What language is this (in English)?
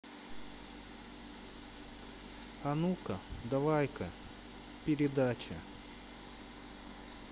Russian